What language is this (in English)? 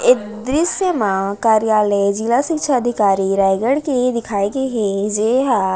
Chhattisgarhi